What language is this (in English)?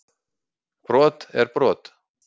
Icelandic